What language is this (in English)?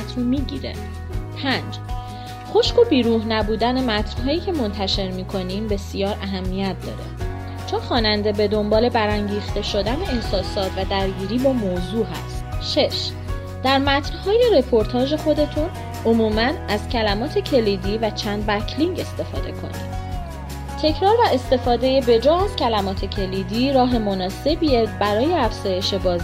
Persian